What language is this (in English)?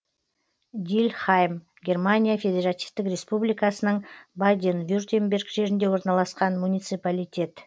Kazakh